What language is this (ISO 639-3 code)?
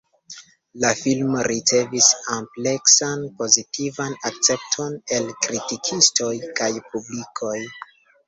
epo